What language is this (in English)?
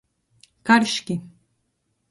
Latgalian